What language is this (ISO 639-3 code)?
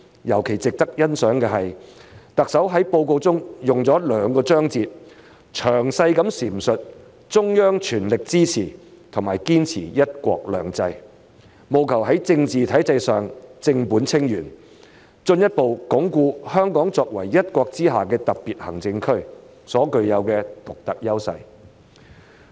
yue